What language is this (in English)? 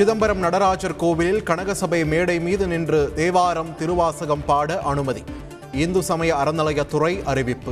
Tamil